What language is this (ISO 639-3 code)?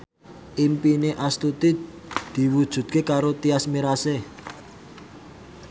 jav